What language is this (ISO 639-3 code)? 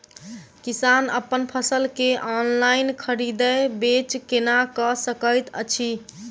mai